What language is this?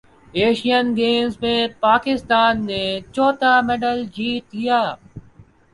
Urdu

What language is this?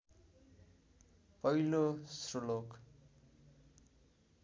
Nepali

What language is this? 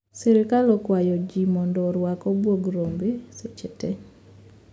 Luo (Kenya and Tanzania)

